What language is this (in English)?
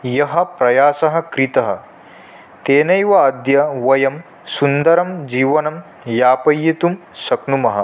Sanskrit